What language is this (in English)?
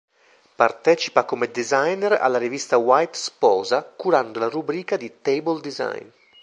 Italian